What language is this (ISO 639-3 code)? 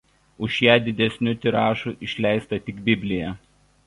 lit